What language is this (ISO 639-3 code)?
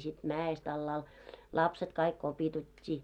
fin